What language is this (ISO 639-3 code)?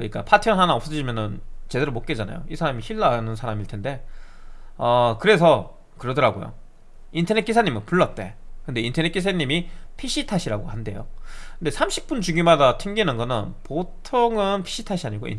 kor